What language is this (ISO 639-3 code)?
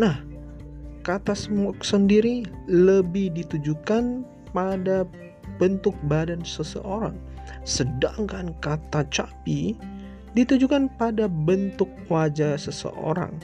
ind